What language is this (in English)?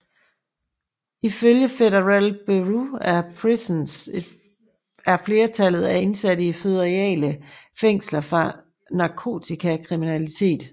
Danish